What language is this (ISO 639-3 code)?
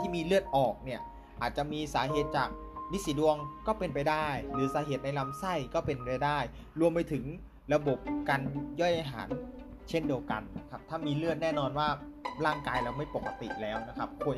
tha